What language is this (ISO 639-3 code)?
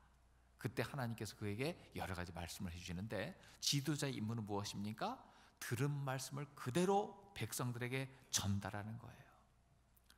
kor